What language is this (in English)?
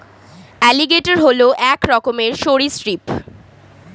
Bangla